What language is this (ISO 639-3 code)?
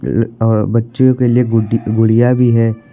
hin